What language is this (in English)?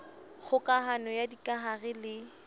Southern Sotho